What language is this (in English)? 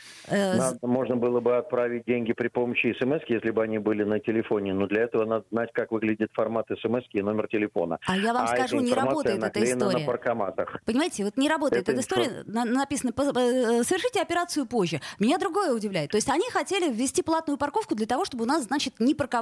Russian